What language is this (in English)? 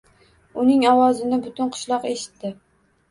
Uzbek